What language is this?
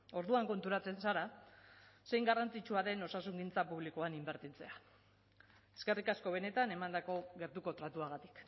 Basque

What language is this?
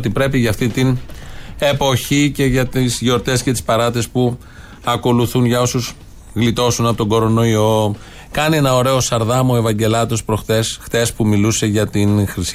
Greek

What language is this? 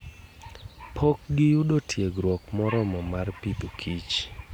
Luo (Kenya and Tanzania)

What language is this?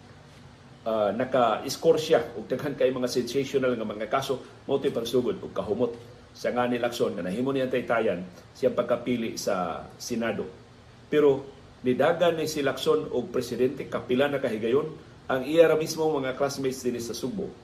Filipino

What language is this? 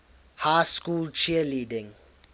English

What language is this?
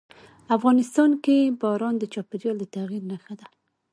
Pashto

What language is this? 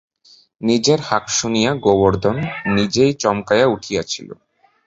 Bangla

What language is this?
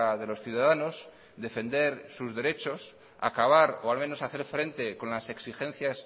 Spanish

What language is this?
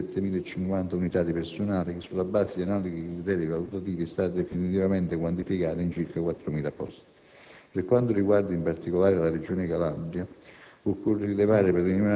Italian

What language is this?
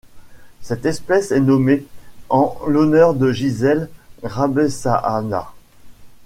French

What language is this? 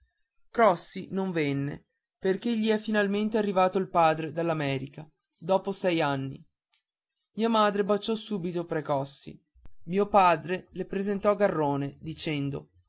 Italian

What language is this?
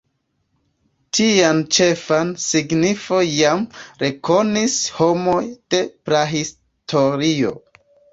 Esperanto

